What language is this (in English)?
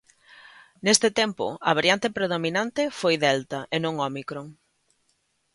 Galician